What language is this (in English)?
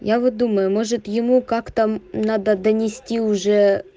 Russian